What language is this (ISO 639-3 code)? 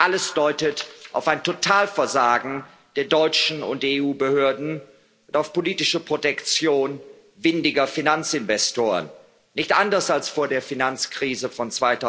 deu